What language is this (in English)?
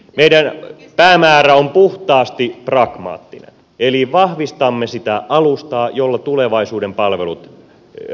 Finnish